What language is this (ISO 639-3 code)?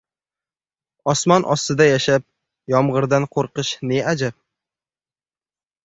uzb